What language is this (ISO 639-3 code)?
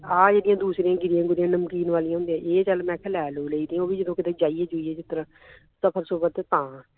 pan